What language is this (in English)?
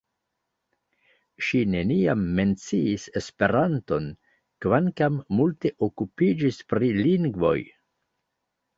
Esperanto